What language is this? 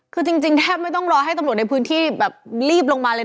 Thai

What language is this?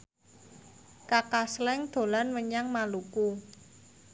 Javanese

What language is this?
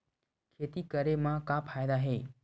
Chhattisgarhi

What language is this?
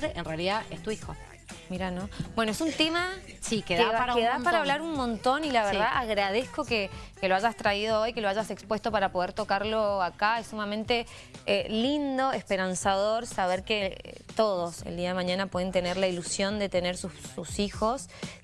Spanish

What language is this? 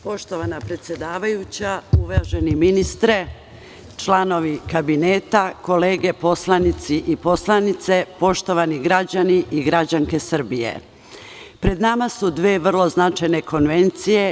Serbian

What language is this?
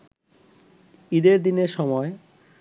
Bangla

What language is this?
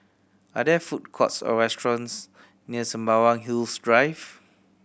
English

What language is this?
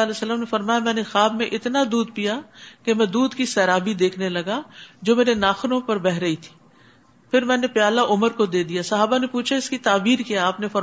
Urdu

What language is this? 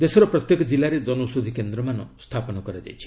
Odia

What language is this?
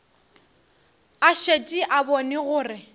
Northern Sotho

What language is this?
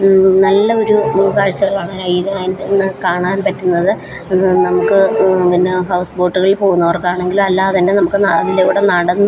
Malayalam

